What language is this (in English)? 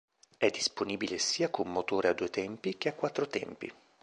Italian